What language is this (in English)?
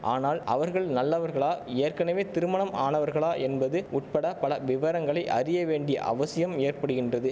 Tamil